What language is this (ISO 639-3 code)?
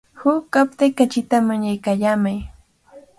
qvl